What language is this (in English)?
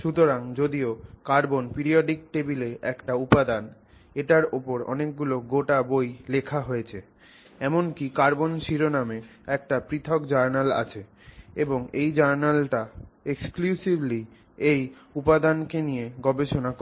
Bangla